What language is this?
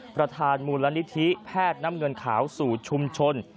Thai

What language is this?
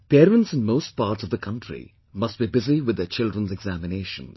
English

